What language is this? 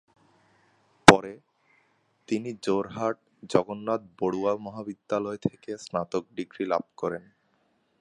Bangla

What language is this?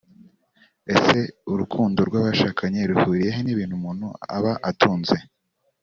Kinyarwanda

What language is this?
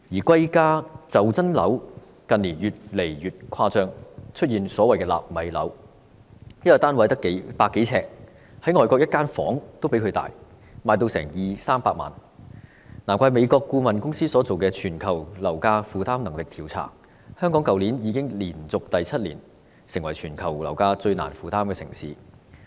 Cantonese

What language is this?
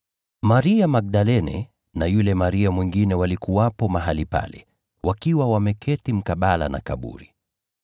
Swahili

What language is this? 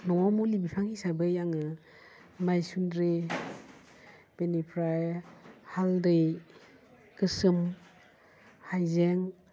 Bodo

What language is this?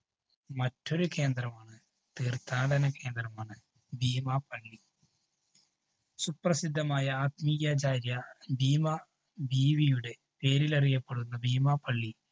Malayalam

